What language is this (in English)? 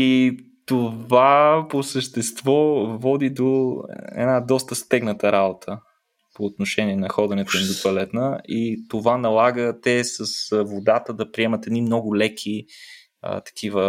Bulgarian